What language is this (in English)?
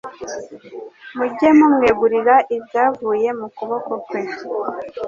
Kinyarwanda